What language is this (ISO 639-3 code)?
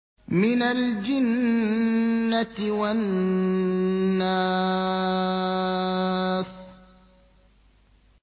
ara